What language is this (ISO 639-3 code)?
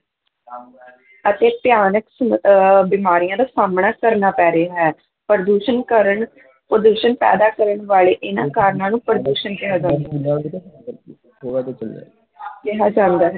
pan